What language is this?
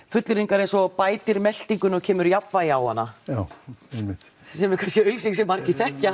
Icelandic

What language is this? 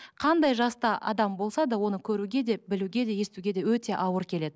Kazakh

